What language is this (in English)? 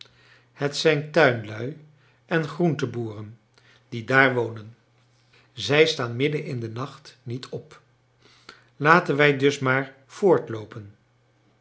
Dutch